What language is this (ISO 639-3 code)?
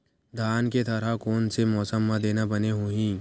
hne